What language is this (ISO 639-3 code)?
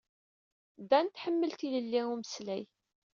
kab